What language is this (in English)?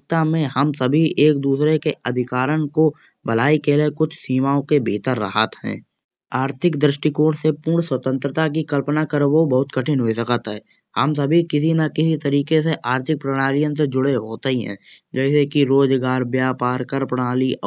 Kanauji